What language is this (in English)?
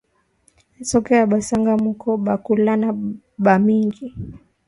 Swahili